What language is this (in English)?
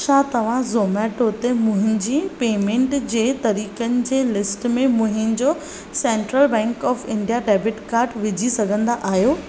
Sindhi